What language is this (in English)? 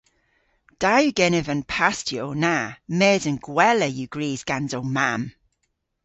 Cornish